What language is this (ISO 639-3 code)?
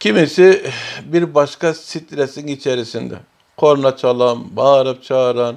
tur